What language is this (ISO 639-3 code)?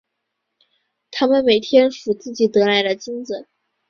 zho